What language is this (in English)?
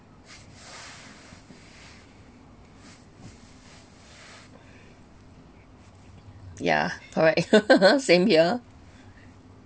English